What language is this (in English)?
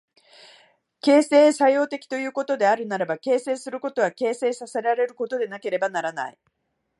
Japanese